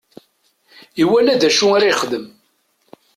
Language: Kabyle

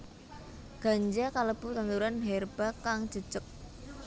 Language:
Javanese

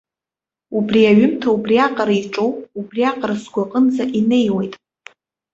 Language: Abkhazian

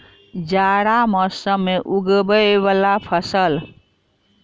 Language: Maithili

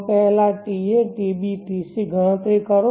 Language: Gujarati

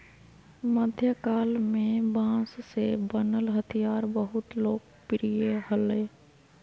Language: Magahi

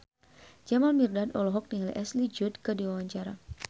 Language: Sundanese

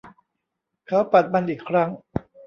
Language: Thai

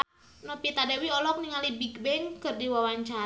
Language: Sundanese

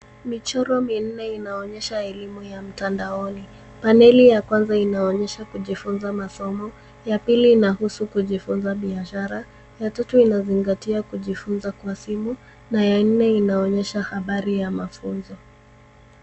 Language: Swahili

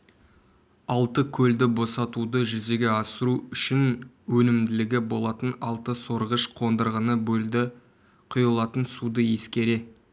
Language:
Kazakh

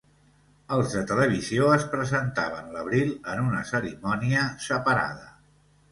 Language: Catalan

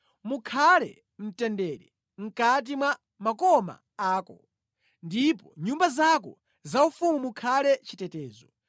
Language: Nyanja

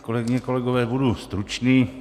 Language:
Czech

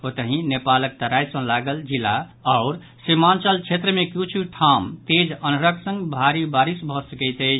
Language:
Maithili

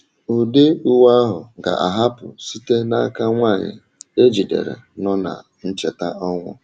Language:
Igbo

